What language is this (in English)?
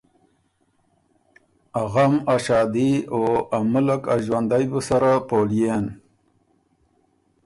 Ormuri